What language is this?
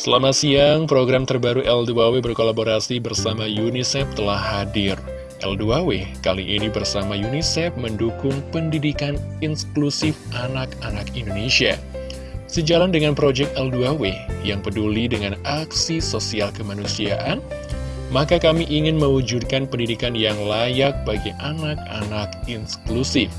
Indonesian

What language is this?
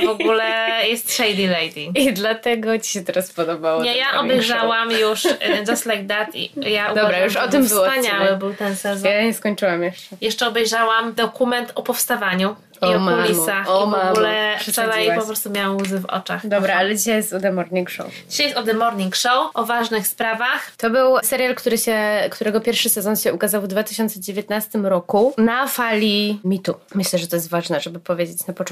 Polish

